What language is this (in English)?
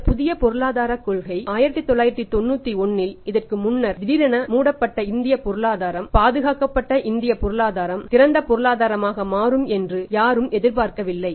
Tamil